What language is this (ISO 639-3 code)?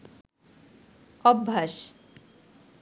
ben